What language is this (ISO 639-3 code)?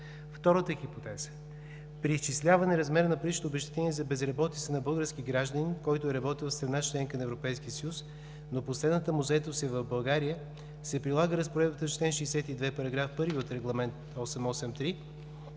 bul